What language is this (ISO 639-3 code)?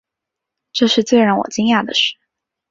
zho